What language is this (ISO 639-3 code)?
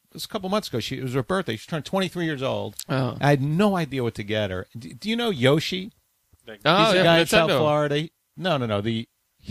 eng